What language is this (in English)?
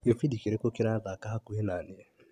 Kikuyu